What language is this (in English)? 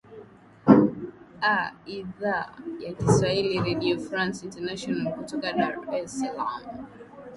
Swahili